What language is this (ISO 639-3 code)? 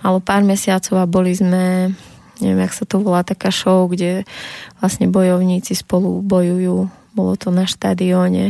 slk